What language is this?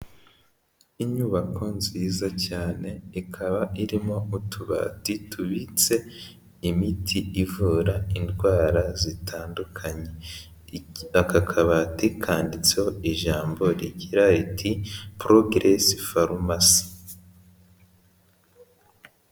Kinyarwanda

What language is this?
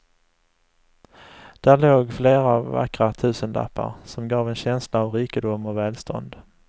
Swedish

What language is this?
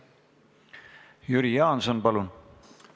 Estonian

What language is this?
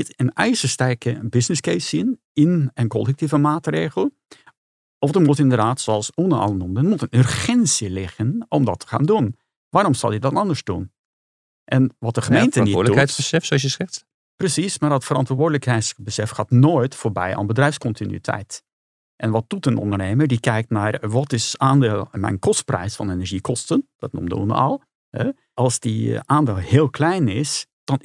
Dutch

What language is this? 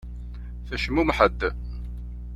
Kabyle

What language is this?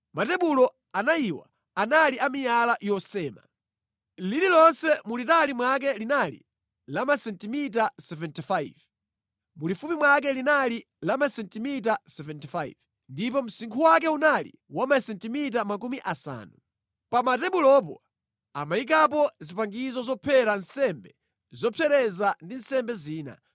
Nyanja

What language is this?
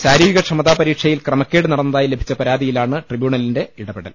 Malayalam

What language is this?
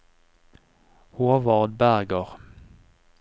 Norwegian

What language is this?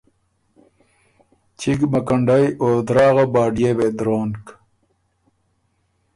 Ormuri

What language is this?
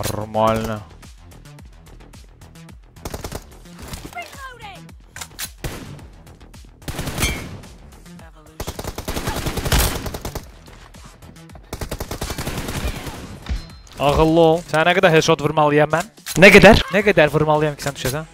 Turkish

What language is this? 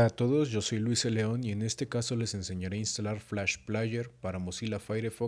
Spanish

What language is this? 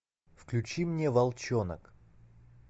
Russian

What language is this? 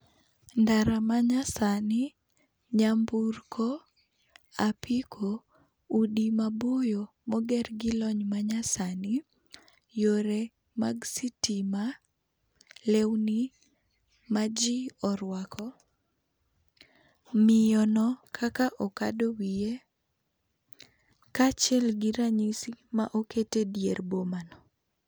Luo (Kenya and Tanzania)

